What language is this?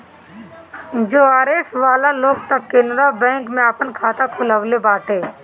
Bhojpuri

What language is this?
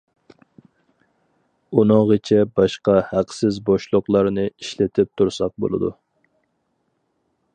Uyghur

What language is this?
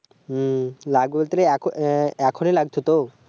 Bangla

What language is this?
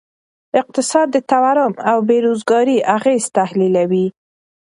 Pashto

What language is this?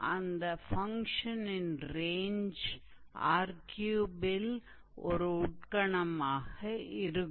Tamil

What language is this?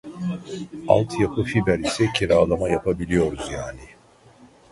Turkish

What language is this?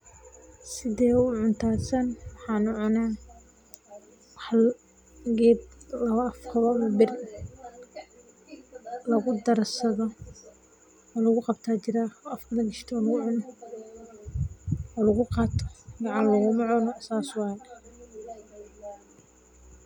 Somali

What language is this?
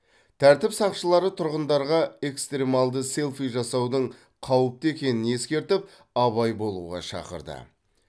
Kazakh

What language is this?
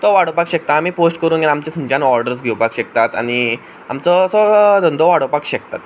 Konkani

